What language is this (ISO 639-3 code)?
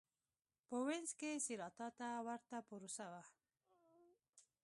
pus